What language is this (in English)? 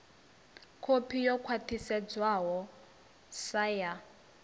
Venda